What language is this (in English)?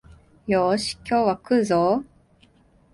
Japanese